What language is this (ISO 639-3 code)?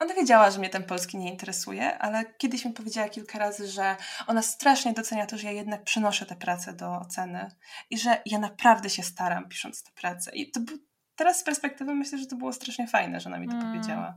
pol